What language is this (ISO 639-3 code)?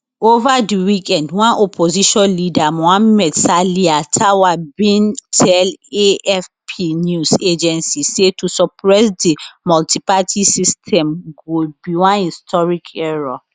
pcm